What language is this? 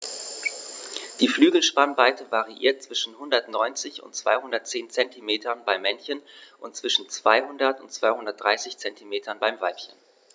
German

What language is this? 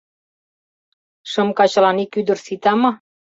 Mari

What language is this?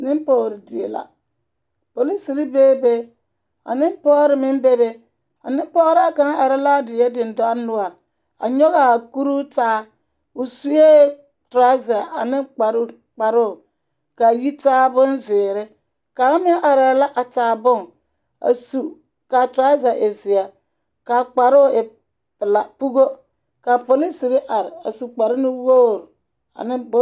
Southern Dagaare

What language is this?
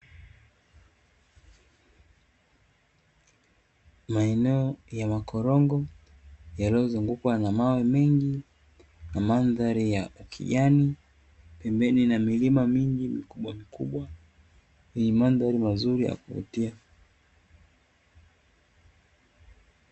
Swahili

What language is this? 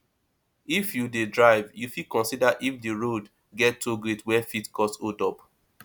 Nigerian Pidgin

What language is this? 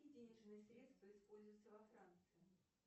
Russian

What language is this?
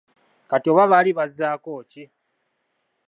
Ganda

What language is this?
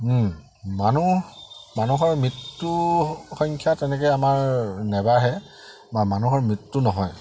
Assamese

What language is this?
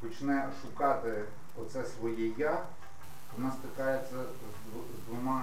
Ukrainian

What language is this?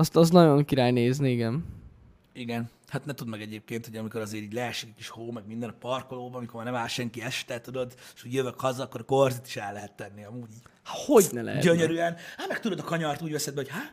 Hungarian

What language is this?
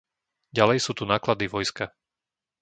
Slovak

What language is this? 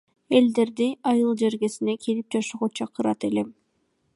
Kyrgyz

